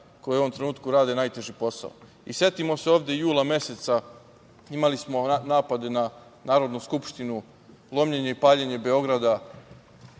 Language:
Serbian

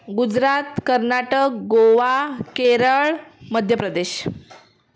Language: Marathi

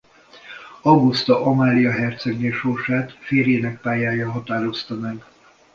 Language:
Hungarian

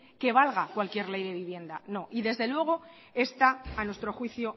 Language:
Spanish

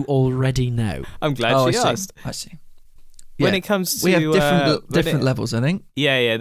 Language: English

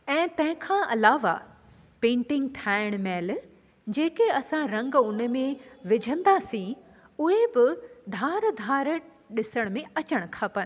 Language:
Sindhi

